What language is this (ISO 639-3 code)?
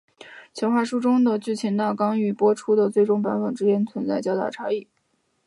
zho